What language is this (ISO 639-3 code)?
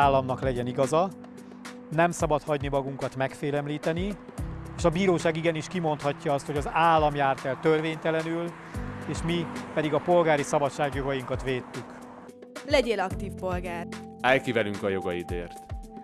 hun